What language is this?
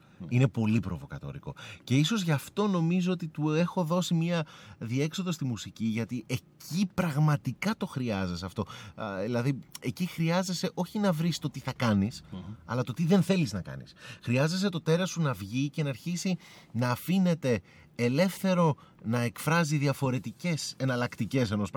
Greek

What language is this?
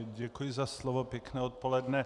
Czech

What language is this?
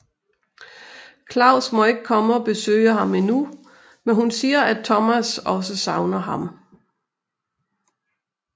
Danish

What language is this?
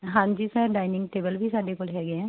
Punjabi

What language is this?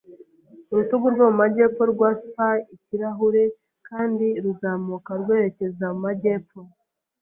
Kinyarwanda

